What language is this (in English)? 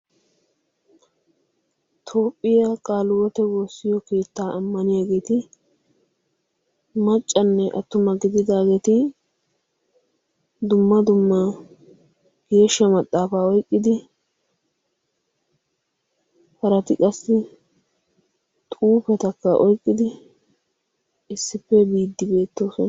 Wolaytta